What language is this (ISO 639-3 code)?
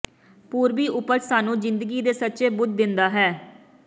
pan